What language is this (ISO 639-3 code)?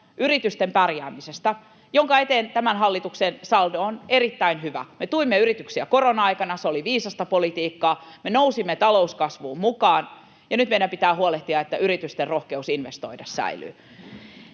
fin